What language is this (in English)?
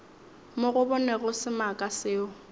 Northern Sotho